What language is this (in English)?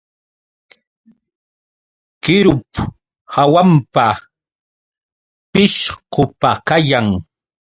Yauyos Quechua